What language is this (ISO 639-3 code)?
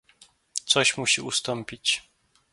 pol